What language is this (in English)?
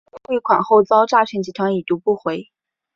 Chinese